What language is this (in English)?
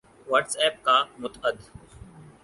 Urdu